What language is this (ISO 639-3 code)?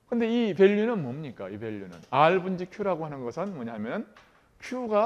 kor